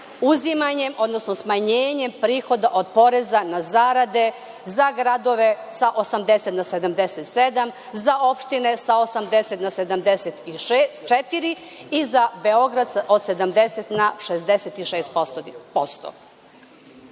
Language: Serbian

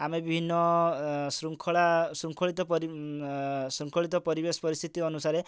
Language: Odia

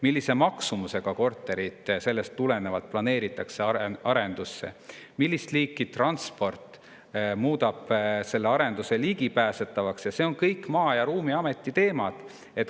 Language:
Estonian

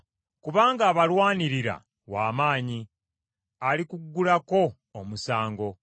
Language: Ganda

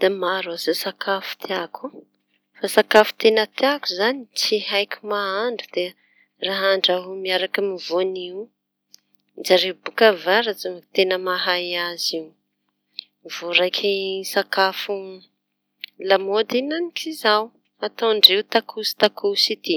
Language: Tanosy Malagasy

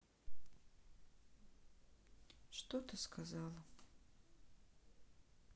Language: Russian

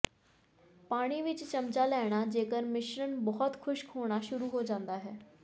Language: Punjabi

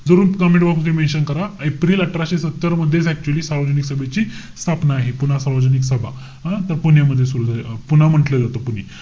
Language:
Marathi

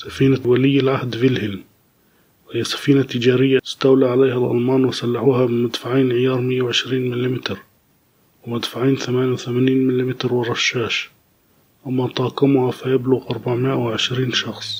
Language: Arabic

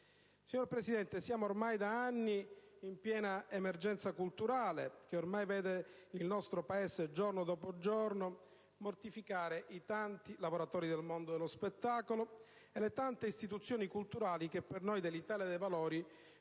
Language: Italian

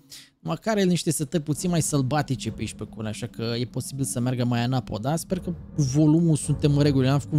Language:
Romanian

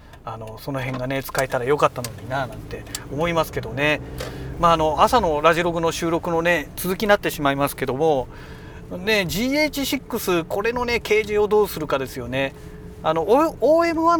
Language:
Japanese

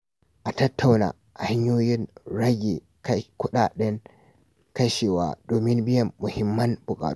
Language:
Hausa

